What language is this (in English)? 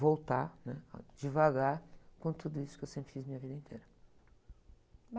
Portuguese